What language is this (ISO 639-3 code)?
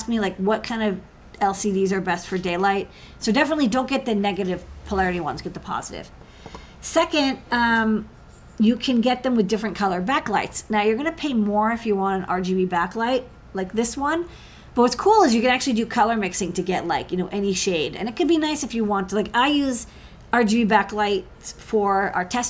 eng